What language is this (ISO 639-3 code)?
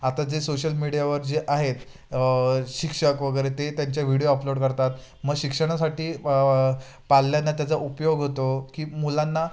mar